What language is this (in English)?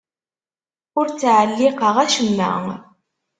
Kabyle